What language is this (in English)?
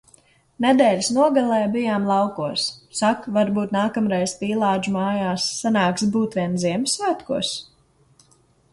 Latvian